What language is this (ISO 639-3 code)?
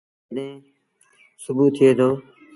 sbn